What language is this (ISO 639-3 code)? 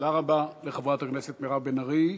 heb